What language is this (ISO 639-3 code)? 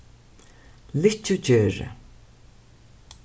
fao